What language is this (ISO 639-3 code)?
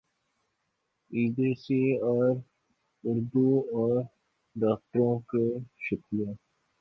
urd